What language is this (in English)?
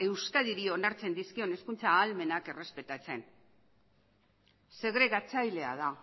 Basque